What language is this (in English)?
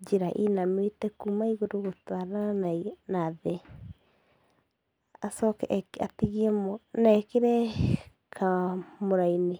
Kikuyu